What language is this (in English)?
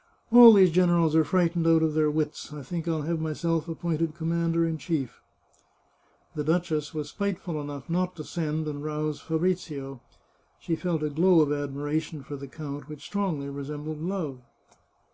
English